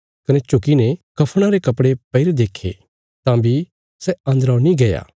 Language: Bilaspuri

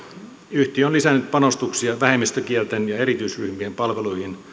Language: Finnish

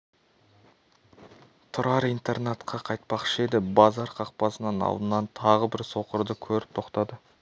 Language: Kazakh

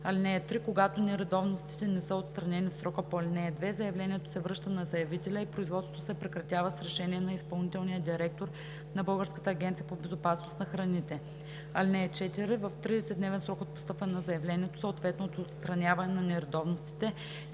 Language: Bulgarian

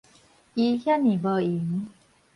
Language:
Min Nan Chinese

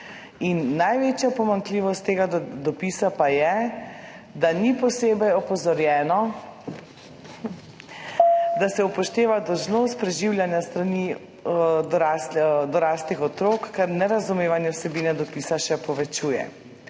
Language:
Slovenian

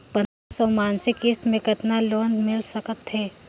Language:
Chhattisgarhi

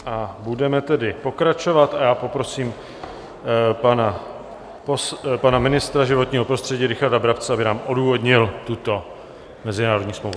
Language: Czech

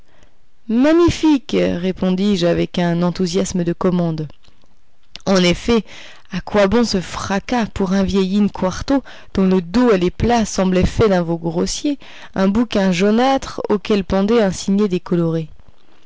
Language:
French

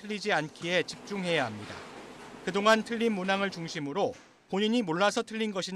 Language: Korean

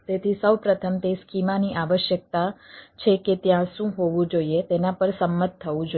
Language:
Gujarati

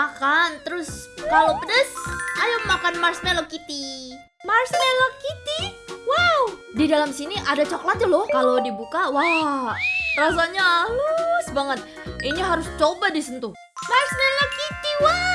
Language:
Indonesian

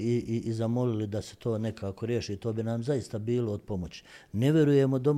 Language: Croatian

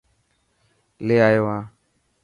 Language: Dhatki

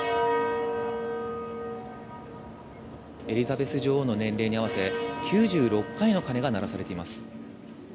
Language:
Japanese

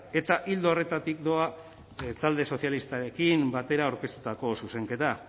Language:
Basque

